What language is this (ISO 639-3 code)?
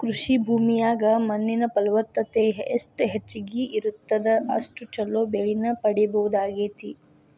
kan